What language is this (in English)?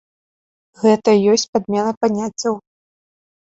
Belarusian